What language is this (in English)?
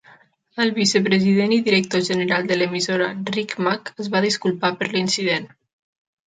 Catalan